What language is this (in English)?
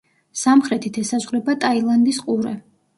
Georgian